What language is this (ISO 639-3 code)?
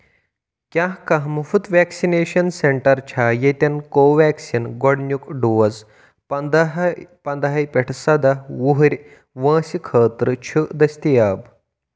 kas